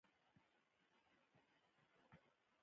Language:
Pashto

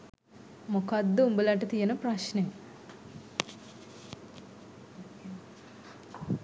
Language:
Sinhala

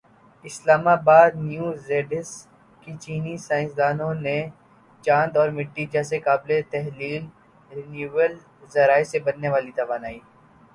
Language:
Urdu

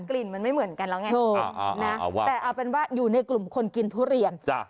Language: Thai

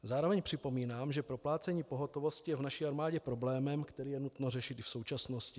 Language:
Czech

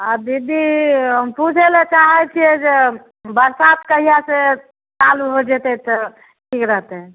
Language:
Maithili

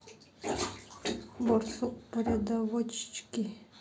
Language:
Russian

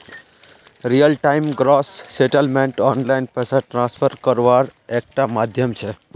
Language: Magahi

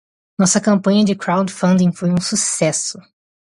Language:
Portuguese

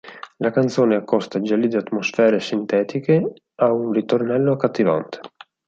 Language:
Italian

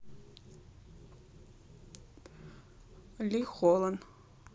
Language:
Russian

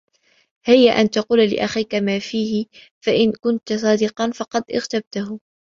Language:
Arabic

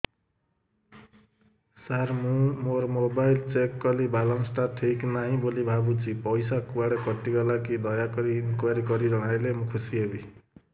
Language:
Odia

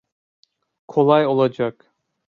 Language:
Turkish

